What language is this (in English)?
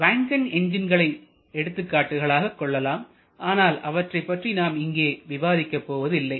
Tamil